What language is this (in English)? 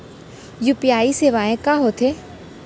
Chhattisgarhi